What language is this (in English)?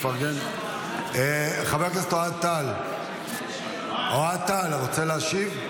Hebrew